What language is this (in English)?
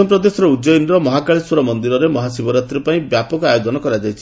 Odia